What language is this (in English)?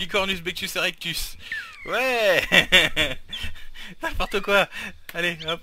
French